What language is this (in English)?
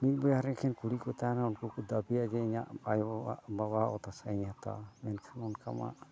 Santali